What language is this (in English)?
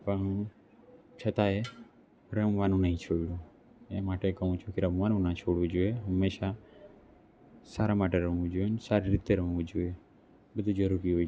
Gujarati